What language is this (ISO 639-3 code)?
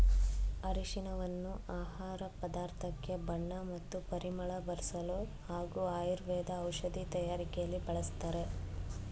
kan